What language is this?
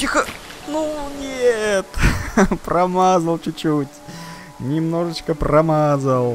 Russian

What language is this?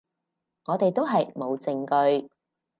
Cantonese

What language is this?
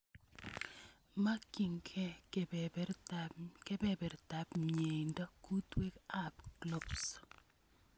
Kalenjin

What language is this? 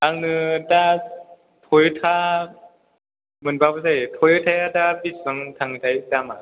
Bodo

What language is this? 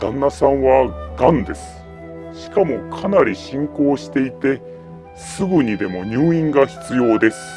Japanese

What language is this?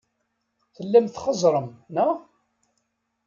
Kabyle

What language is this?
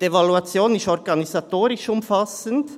Swiss German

